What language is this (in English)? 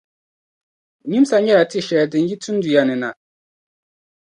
Dagbani